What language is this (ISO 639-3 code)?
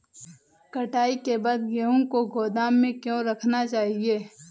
hin